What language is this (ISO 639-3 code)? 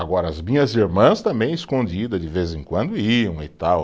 por